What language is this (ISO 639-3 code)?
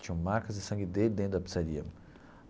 por